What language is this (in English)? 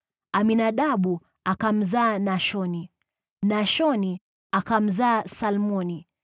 Swahili